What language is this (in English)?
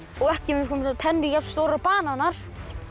Icelandic